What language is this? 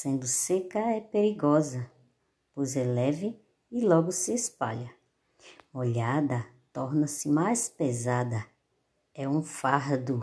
Portuguese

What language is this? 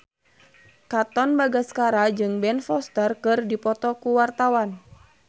Sundanese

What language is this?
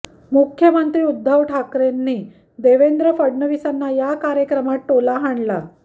Marathi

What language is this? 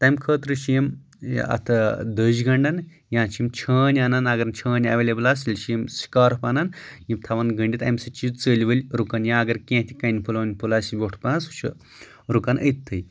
Kashmiri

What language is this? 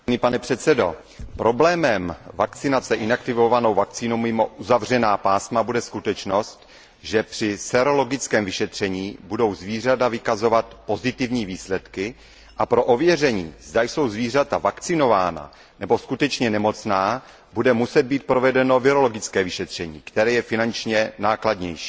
Czech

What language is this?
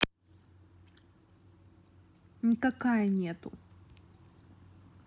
Russian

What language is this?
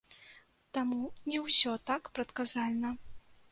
Belarusian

